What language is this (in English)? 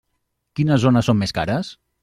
Catalan